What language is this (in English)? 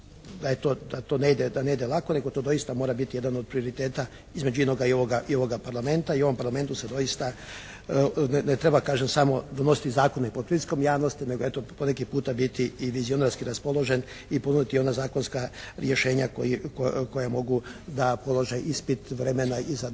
Croatian